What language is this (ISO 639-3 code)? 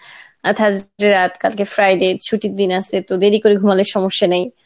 ben